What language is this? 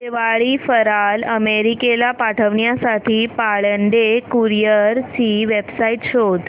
Marathi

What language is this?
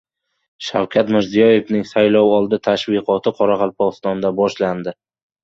Uzbek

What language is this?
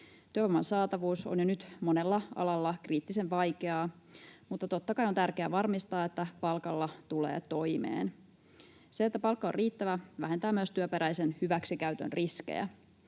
Finnish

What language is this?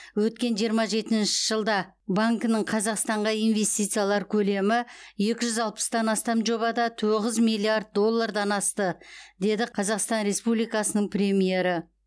Kazakh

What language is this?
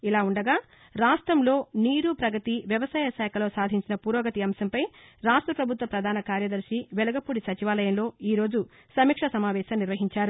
Telugu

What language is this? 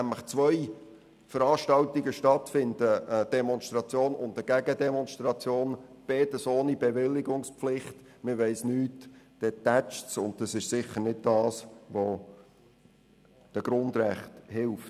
Swiss German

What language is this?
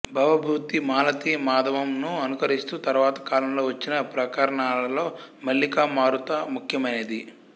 Telugu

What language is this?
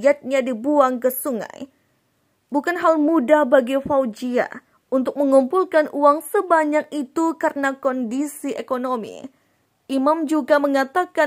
Indonesian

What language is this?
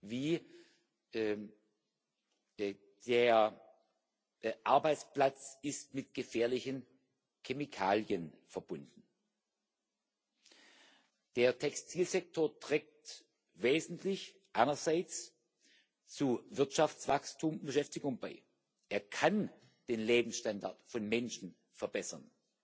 German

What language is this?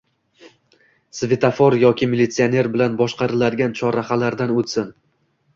Uzbek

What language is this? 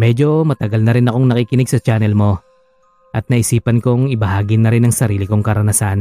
Filipino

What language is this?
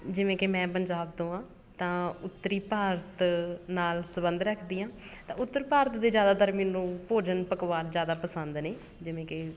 Punjabi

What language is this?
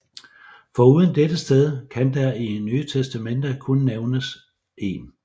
Danish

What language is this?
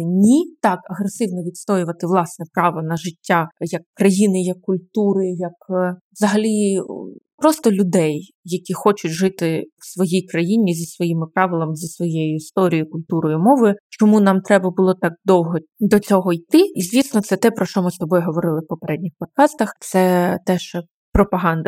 Ukrainian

